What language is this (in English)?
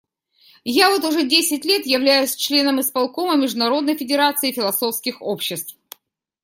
Russian